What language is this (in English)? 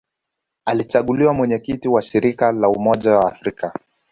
Swahili